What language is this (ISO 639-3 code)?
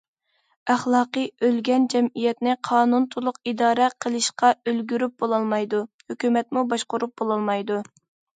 uig